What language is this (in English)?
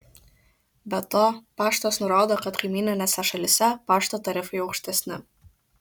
Lithuanian